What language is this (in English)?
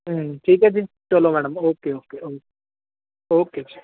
Punjabi